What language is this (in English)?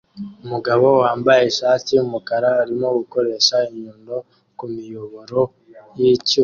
Kinyarwanda